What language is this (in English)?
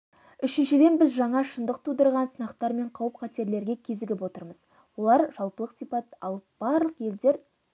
Kazakh